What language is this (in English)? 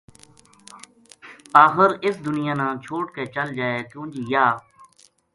Gujari